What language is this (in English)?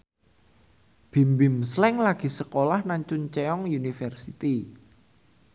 Javanese